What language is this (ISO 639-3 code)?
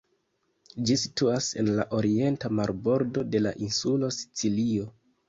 epo